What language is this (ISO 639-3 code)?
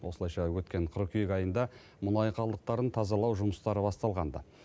kaz